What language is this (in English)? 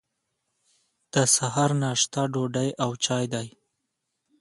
Pashto